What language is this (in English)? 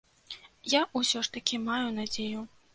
Belarusian